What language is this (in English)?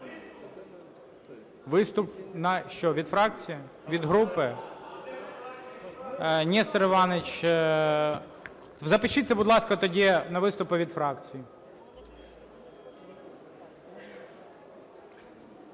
Ukrainian